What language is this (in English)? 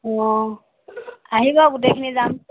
Assamese